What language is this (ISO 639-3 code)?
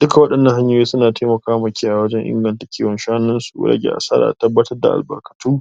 hau